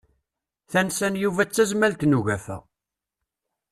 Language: Kabyle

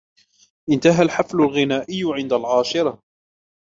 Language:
Arabic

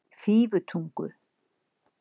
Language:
Icelandic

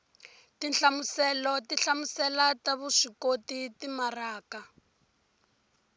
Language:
Tsonga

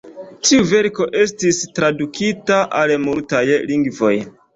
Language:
Esperanto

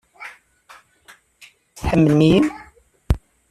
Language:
Kabyle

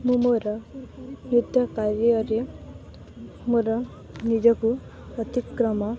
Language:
Odia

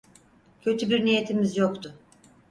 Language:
Turkish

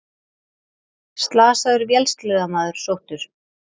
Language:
Icelandic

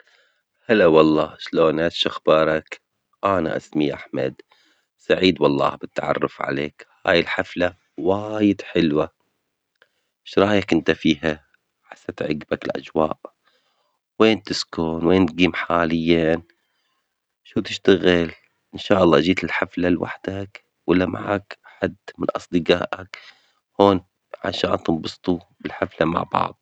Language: Omani Arabic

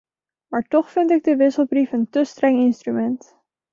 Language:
Dutch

